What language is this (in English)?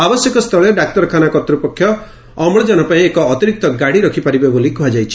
Odia